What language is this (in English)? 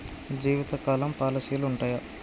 Telugu